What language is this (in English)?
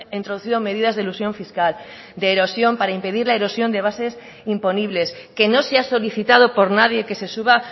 Spanish